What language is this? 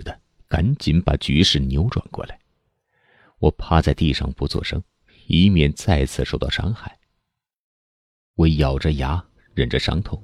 Chinese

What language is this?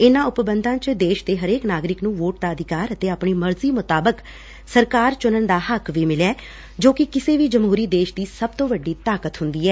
Punjabi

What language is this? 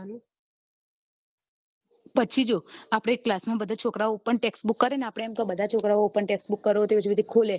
Gujarati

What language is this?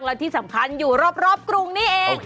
Thai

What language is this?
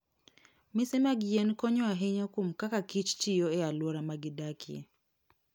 Luo (Kenya and Tanzania)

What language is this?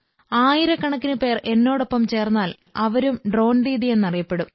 Malayalam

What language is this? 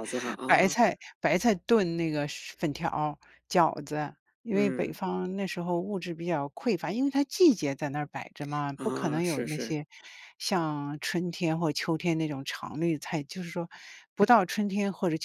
Chinese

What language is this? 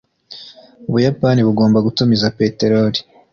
Kinyarwanda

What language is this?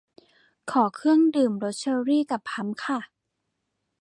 Thai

